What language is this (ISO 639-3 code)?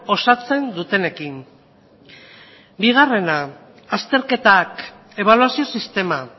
eus